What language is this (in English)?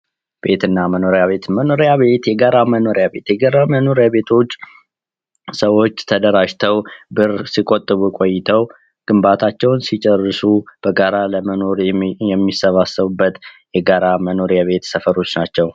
Amharic